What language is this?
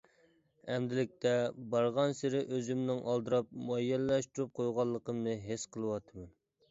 Uyghur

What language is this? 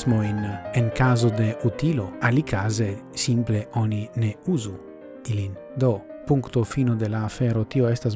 Italian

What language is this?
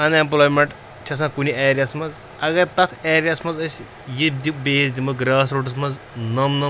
Kashmiri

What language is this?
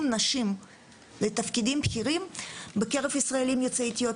Hebrew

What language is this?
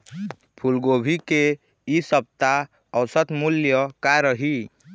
Chhattisgarhi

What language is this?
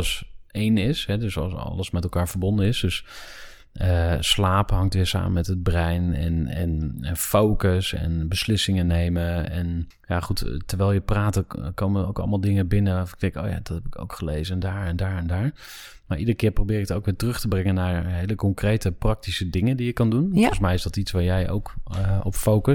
Dutch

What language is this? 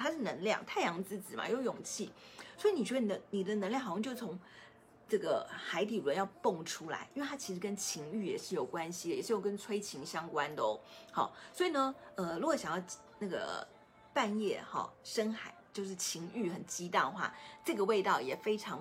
Chinese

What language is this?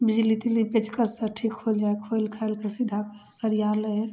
Maithili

